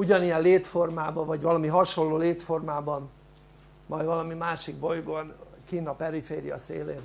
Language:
Hungarian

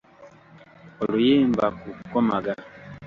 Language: Ganda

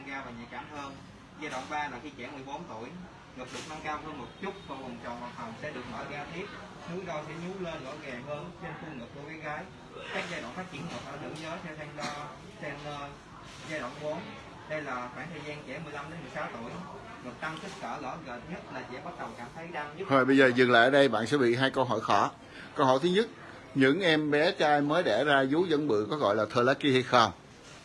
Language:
Vietnamese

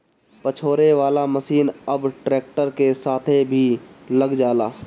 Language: Bhojpuri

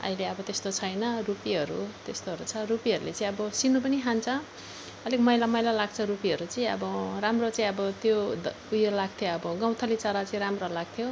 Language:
Nepali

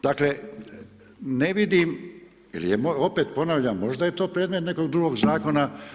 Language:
Croatian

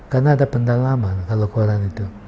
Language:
Indonesian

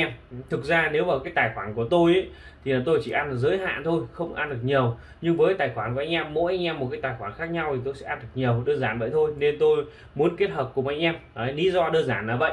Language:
Vietnamese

